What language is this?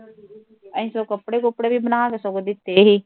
Punjabi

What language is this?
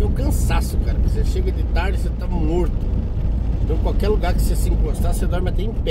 Portuguese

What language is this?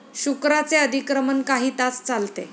Marathi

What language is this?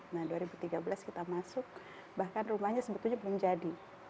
Indonesian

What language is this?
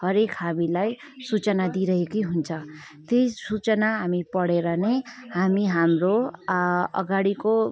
Nepali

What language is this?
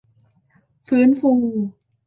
Thai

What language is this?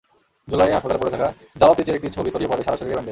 Bangla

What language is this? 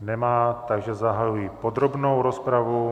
Czech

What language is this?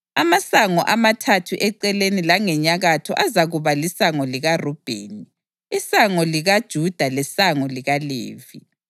North Ndebele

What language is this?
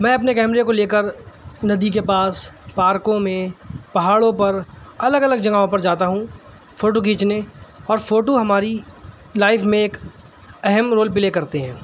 Urdu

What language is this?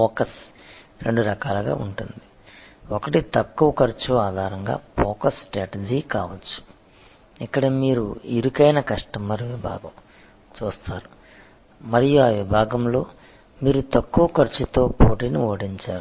Telugu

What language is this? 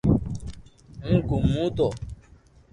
Loarki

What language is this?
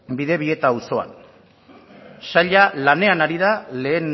Basque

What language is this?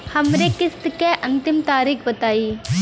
Bhojpuri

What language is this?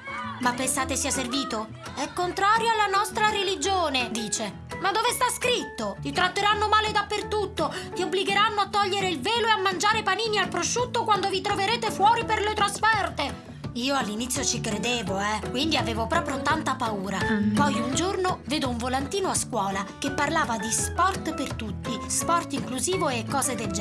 Italian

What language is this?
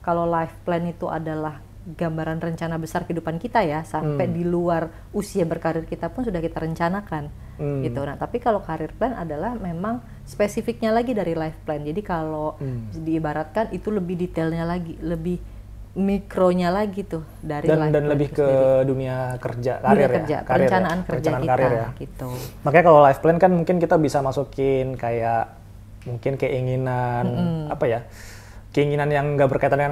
Indonesian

